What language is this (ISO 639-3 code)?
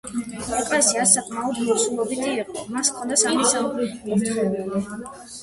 kat